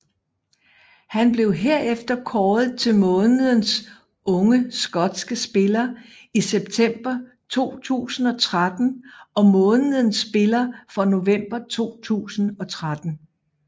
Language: Danish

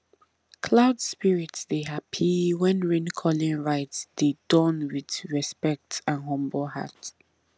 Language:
Nigerian Pidgin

